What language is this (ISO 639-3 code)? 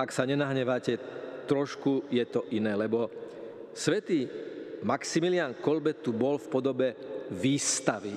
slk